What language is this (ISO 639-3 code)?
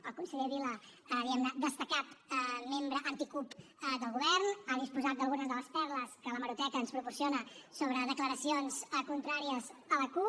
cat